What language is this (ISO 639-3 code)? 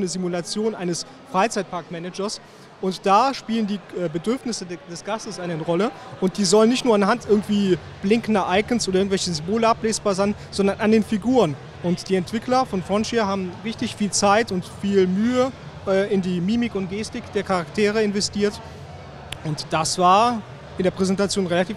deu